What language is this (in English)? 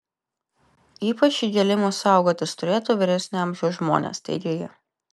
Lithuanian